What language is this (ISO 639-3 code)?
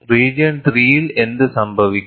mal